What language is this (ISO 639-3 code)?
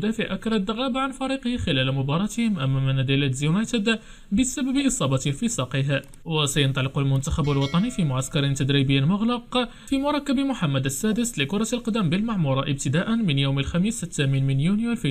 ara